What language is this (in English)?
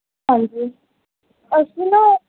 Punjabi